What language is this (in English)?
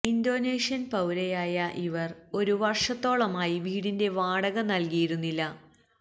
Malayalam